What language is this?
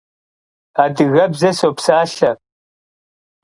Kabardian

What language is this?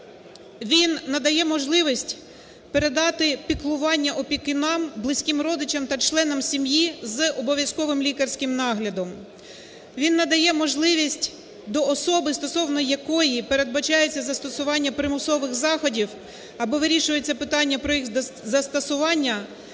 Ukrainian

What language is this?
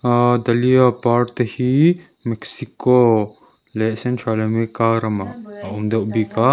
Mizo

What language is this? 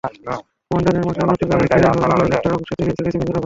Bangla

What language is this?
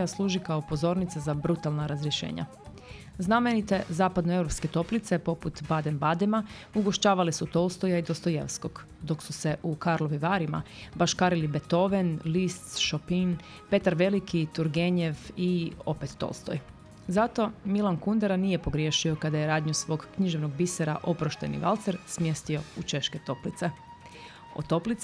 Croatian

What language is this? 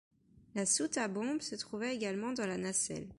French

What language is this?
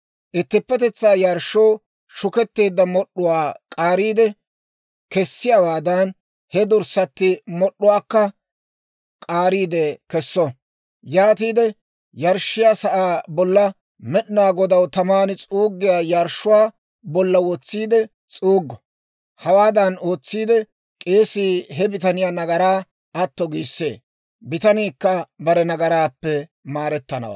Dawro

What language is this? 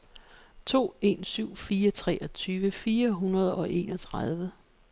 Danish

